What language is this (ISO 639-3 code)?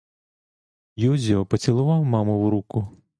ukr